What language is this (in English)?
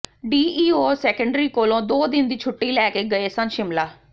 Punjabi